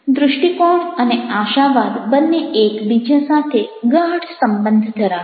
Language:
Gujarati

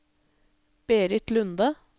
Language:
Norwegian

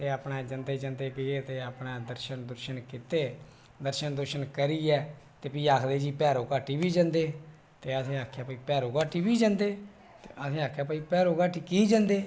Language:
Dogri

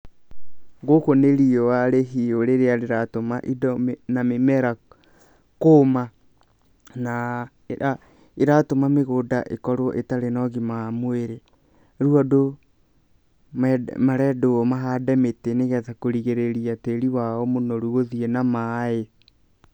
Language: Kikuyu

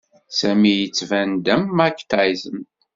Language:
Kabyle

